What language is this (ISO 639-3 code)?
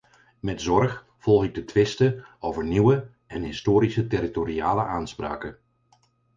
nld